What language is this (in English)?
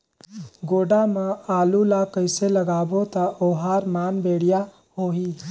Chhattisgarhi